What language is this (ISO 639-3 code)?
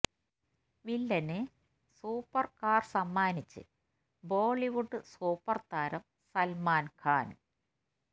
mal